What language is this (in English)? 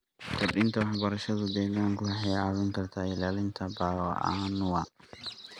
Somali